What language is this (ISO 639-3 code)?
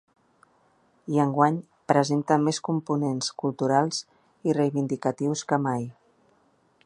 cat